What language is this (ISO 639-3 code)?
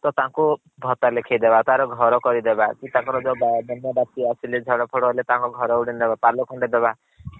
ori